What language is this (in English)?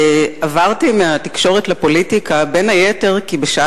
Hebrew